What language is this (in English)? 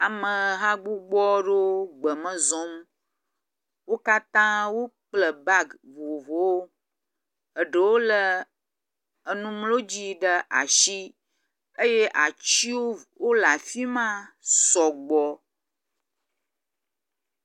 Ewe